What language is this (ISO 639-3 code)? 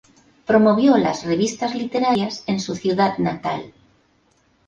spa